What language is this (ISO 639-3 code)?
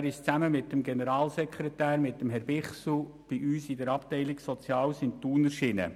gsw